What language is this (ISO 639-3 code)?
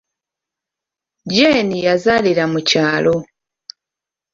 lug